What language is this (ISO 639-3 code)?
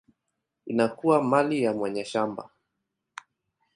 swa